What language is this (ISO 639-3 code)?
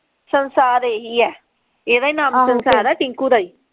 pan